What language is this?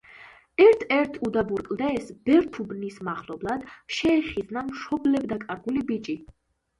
Georgian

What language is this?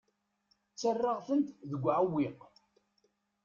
Kabyle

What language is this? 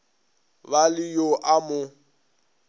Northern Sotho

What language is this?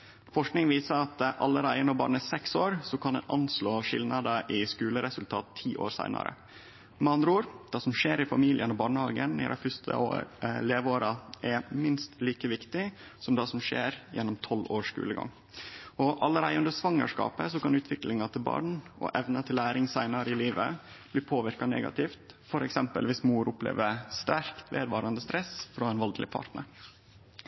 Norwegian Nynorsk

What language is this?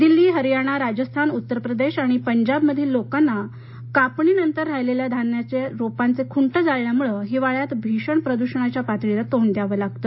Marathi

